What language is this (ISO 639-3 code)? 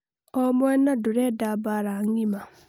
kik